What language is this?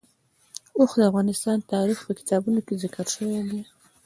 Pashto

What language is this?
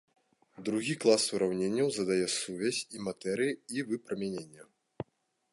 Belarusian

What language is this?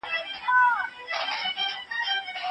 Pashto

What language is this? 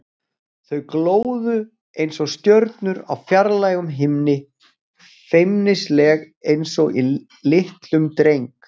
Icelandic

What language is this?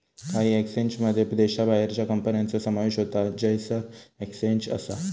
Marathi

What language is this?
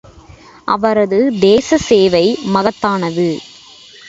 Tamil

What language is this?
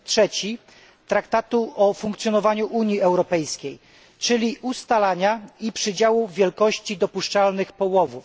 Polish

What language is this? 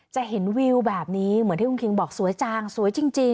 Thai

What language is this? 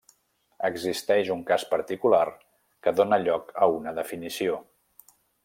Catalan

